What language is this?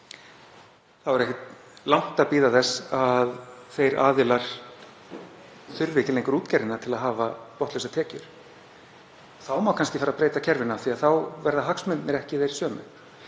Icelandic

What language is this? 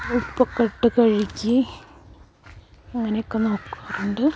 Malayalam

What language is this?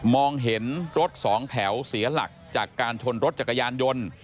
Thai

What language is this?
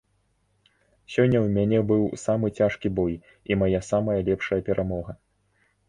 Belarusian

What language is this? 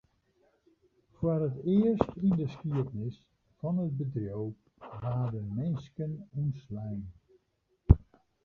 Western Frisian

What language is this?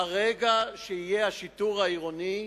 Hebrew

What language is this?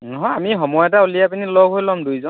Assamese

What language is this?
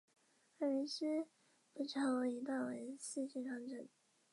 Chinese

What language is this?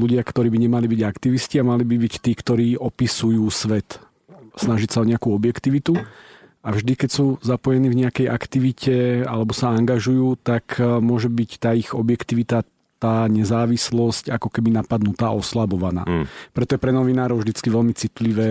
Slovak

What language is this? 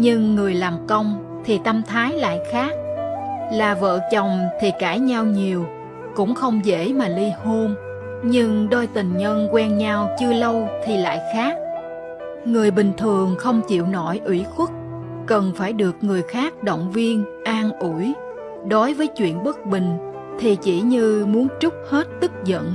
Vietnamese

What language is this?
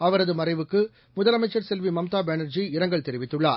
Tamil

